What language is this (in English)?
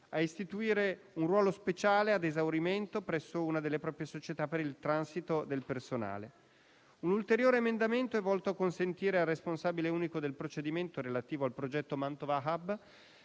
Italian